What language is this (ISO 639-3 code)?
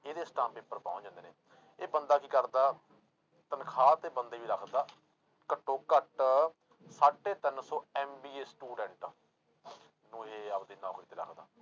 pan